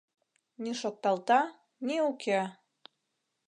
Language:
Mari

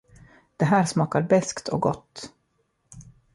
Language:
Swedish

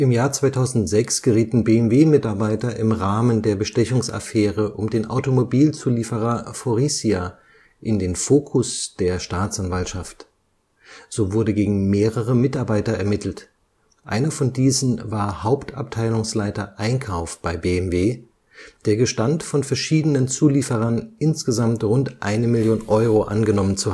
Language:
German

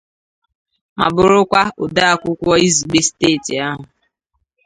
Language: Igbo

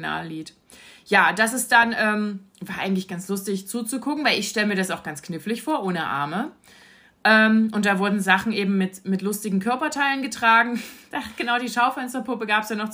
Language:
German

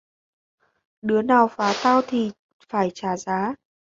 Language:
Vietnamese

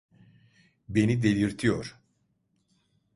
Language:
Turkish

